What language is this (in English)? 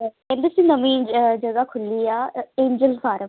Punjabi